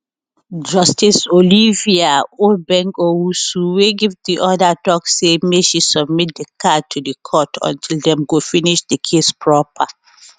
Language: Nigerian Pidgin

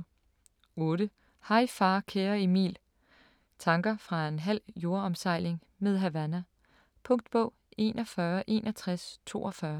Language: Danish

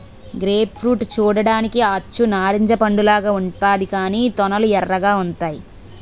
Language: Telugu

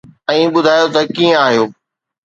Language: Sindhi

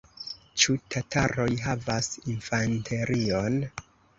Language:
Esperanto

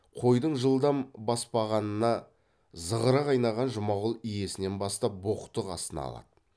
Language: Kazakh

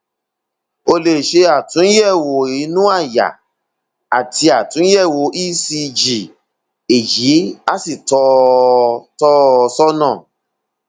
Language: Yoruba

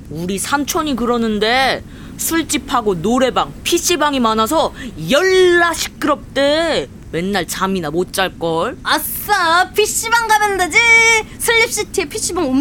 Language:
Korean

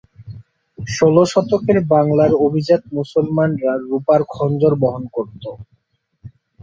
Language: Bangla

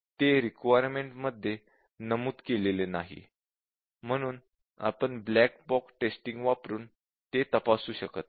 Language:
Marathi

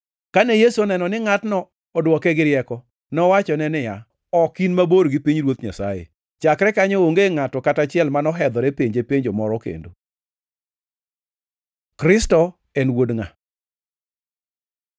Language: Luo (Kenya and Tanzania)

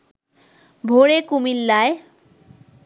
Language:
Bangla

